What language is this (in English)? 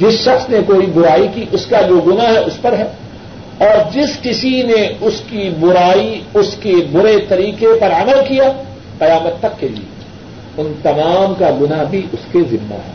Urdu